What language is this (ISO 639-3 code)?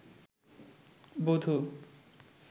ben